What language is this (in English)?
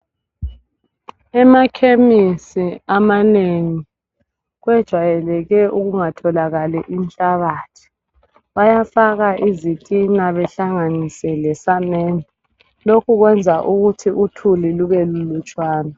North Ndebele